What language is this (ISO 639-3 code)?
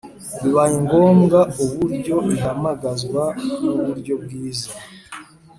kin